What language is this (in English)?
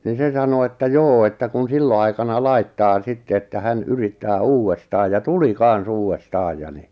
Finnish